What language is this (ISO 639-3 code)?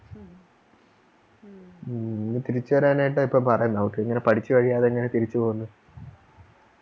mal